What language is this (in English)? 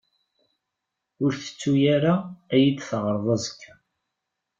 Kabyle